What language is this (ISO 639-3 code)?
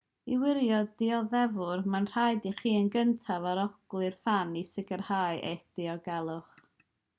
cym